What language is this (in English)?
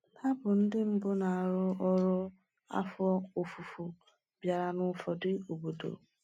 Igbo